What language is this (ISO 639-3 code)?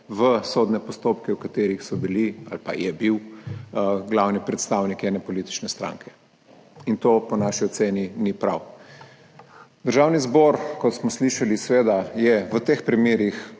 slv